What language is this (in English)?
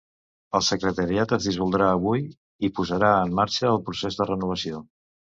Catalan